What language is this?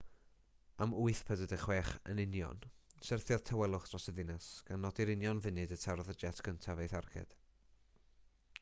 Welsh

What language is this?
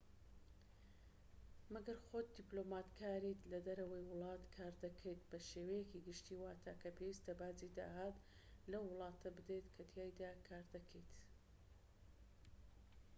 Central Kurdish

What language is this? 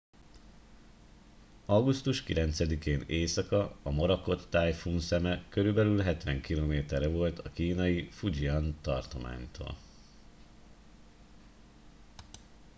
Hungarian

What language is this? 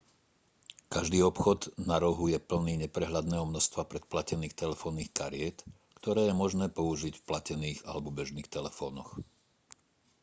Slovak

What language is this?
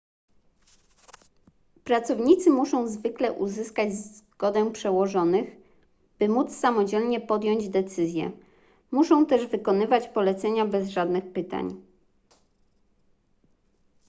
Polish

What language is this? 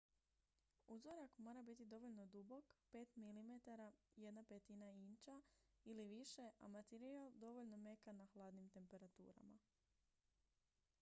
Croatian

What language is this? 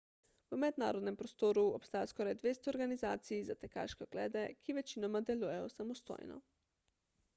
Slovenian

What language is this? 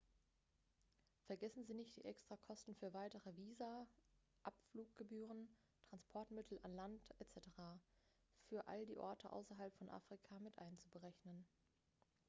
German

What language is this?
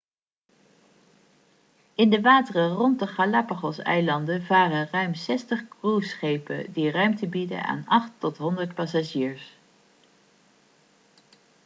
Dutch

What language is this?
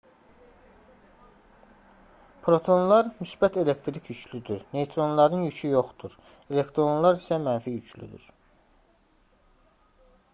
Azerbaijani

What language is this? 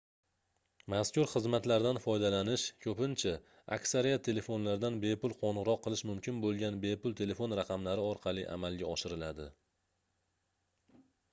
Uzbek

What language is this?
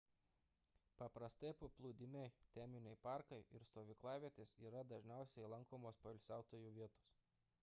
Lithuanian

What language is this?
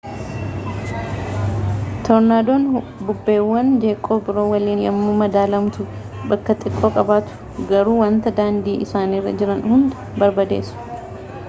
Oromo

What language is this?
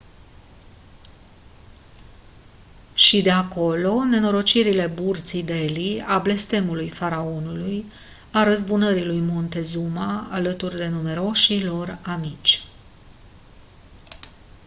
Romanian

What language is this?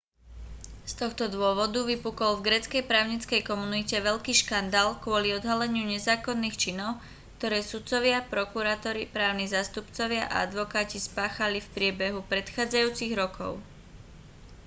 Slovak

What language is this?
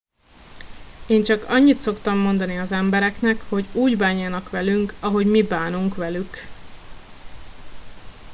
Hungarian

